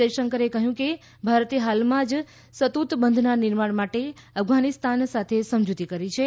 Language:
Gujarati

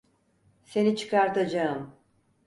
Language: Turkish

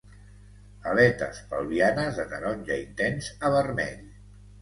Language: Catalan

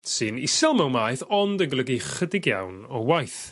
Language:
Welsh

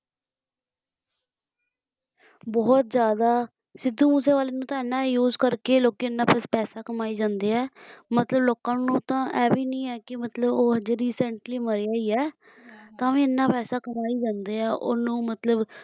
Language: Punjabi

